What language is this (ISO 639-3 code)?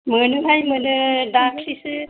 brx